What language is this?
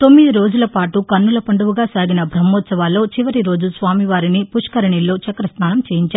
Telugu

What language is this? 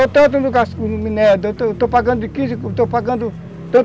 Portuguese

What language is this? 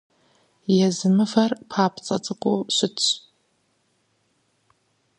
Kabardian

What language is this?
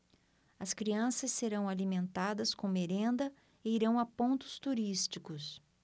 Portuguese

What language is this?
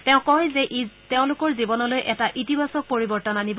Assamese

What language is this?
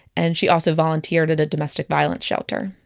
English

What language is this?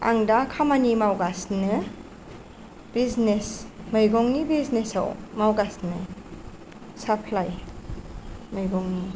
Bodo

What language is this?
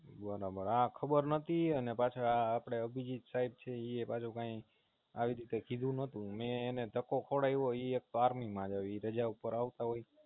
Gujarati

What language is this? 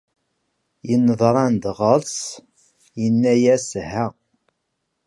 Kabyle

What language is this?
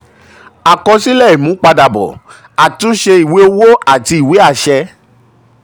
Yoruba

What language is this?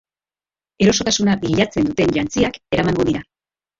Basque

